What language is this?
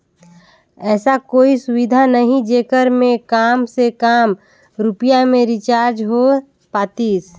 Chhattisgarhi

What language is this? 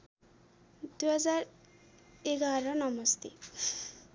Nepali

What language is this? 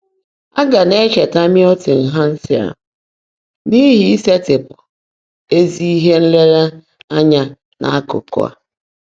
Igbo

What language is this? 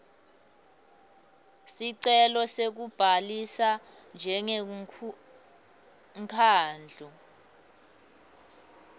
Swati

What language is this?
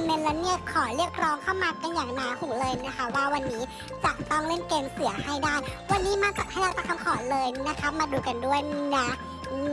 Thai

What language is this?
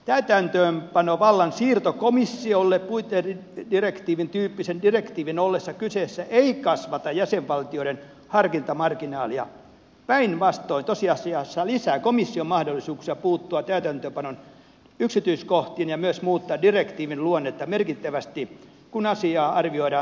Finnish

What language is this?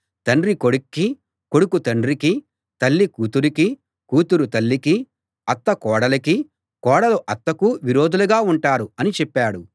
Telugu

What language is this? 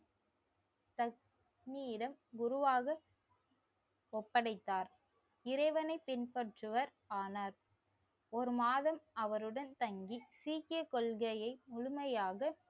Tamil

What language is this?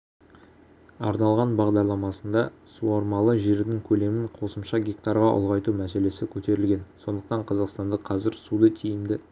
Kazakh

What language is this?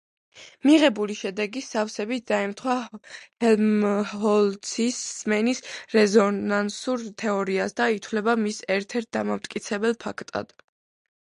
Georgian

